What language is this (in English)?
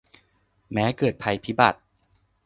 Thai